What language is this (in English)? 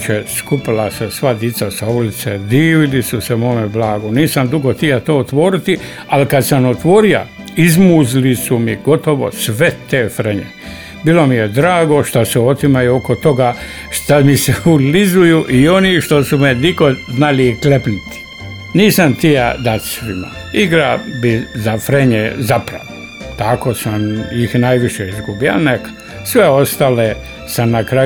Croatian